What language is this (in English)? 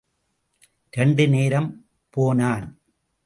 Tamil